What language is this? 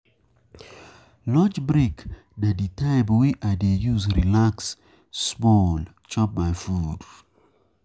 Nigerian Pidgin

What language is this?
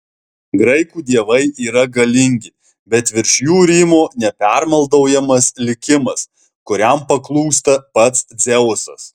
Lithuanian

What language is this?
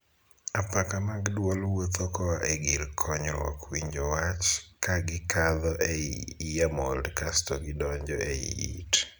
Luo (Kenya and Tanzania)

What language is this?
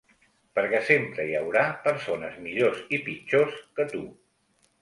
Catalan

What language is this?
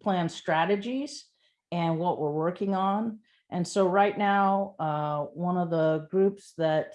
English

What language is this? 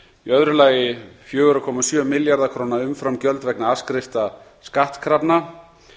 Icelandic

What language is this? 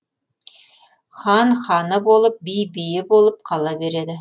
Kazakh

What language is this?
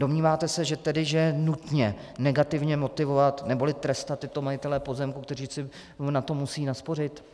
Czech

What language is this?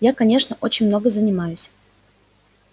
Russian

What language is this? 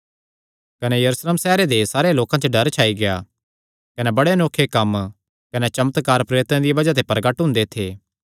Kangri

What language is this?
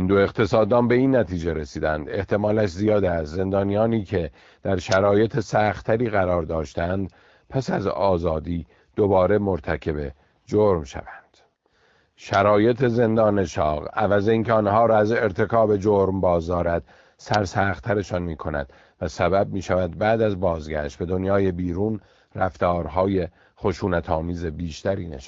Persian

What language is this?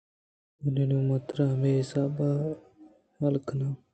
Eastern Balochi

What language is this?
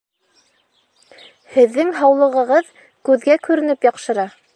Bashkir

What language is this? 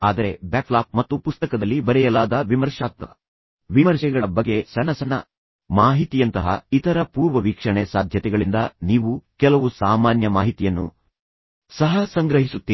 Kannada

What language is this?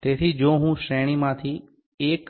Gujarati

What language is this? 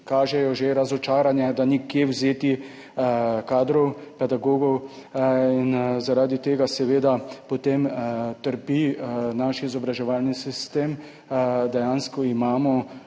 Slovenian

